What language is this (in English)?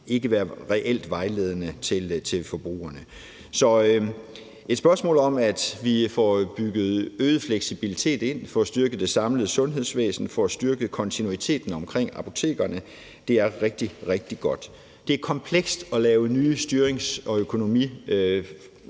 Danish